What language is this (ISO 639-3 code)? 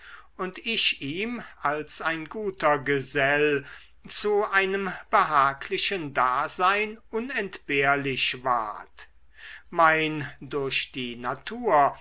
deu